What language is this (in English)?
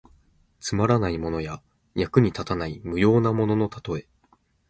Japanese